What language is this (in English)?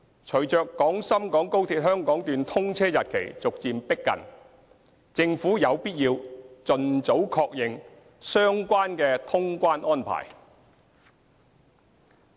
Cantonese